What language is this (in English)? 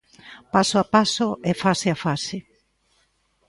Galician